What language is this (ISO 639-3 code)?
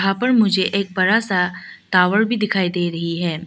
hin